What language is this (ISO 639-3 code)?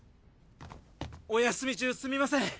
jpn